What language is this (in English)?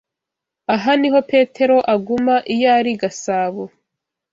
Kinyarwanda